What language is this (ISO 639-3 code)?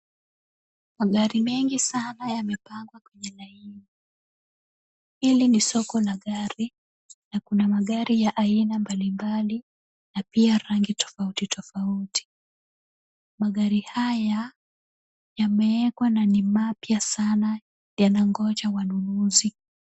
swa